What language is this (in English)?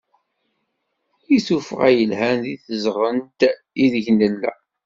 Kabyle